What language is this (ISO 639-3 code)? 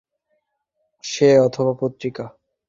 ben